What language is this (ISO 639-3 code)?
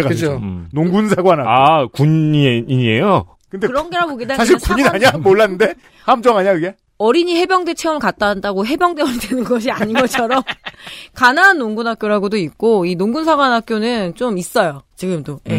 kor